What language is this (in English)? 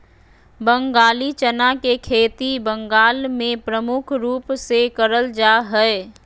Magahi